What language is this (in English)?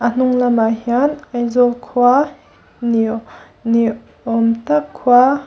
Mizo